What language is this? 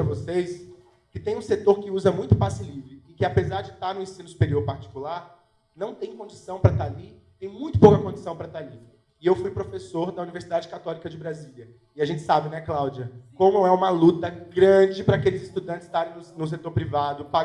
Portuguese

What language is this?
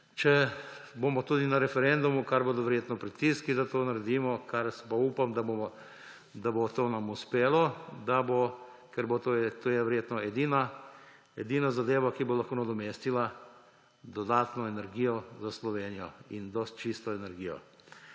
Slovenian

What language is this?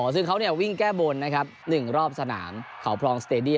Thai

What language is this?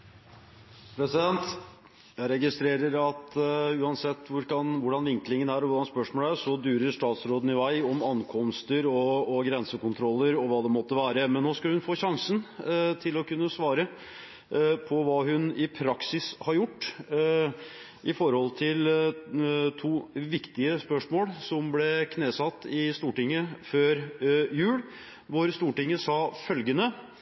Norwegian Bokmål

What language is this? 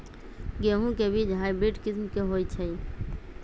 Magahi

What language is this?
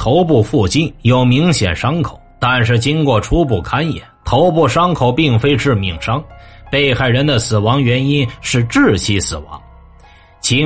Chinese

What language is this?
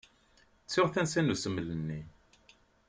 Kabyle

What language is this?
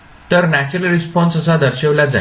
Marathi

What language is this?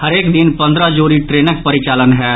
Maithili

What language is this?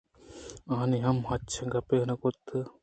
Eastern Balochi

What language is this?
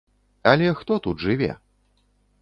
Belarusian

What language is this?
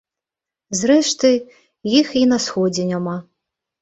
Belarusian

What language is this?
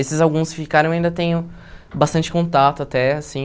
Portuguese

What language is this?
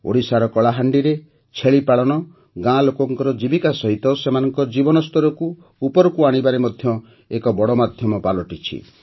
Odia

